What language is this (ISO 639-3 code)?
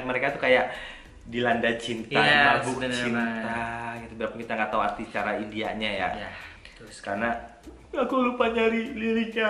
ind